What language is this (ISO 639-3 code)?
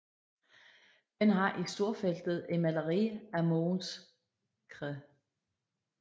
dan